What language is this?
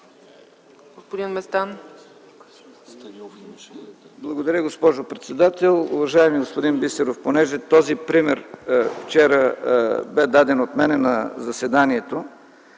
Bulgarian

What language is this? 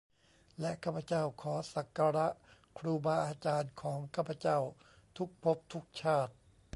Thai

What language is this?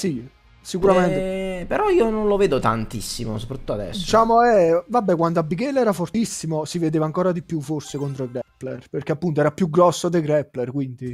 Italian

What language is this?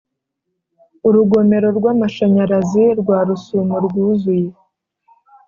Kinyarwanda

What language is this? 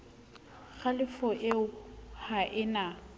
Southern Sotho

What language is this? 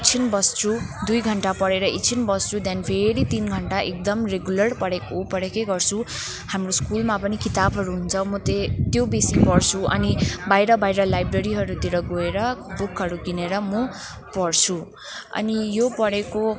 Nepali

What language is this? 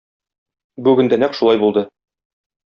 Tatar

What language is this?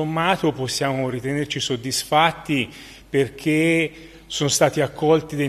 Italian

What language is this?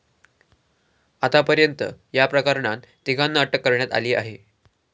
Marathi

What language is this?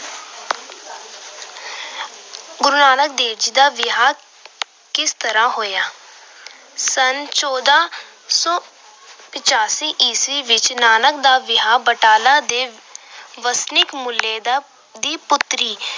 Punjabi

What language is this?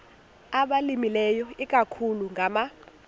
Xhosa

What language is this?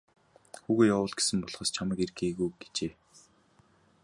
Mongolian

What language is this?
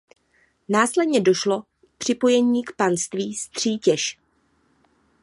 Czech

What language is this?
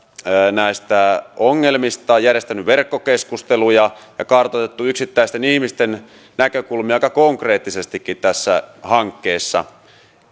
Finnish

